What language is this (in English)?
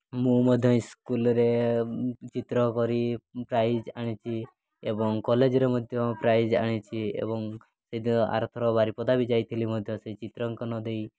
Odia